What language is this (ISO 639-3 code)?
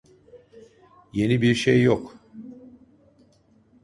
tur